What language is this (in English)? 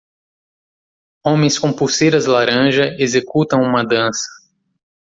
Portuguese